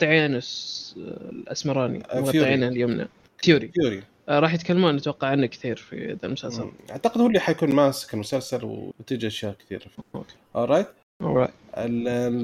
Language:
Arabic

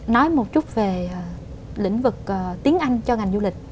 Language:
Vietnamese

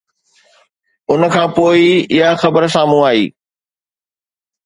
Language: Sindhi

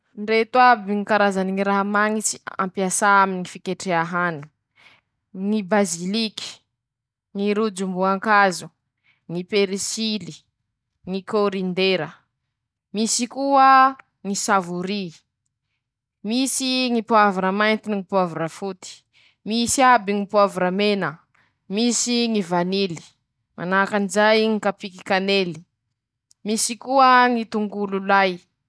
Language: Masikoro Malagasy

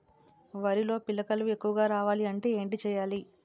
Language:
Telugu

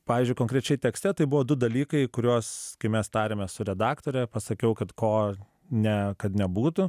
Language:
Lithuanian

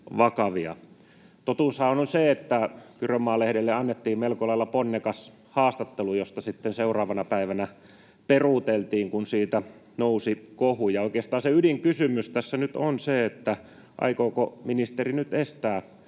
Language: Finnish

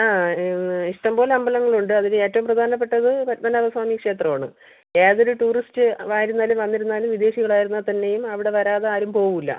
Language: Malayalam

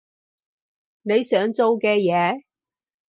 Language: Cantonese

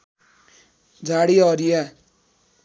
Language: Nepali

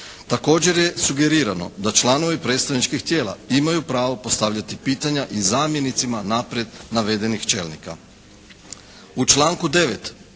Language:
Croatian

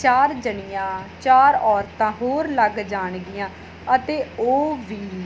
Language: Punjabi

